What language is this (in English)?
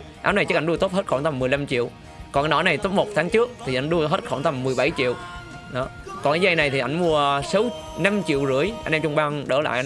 Vietnamese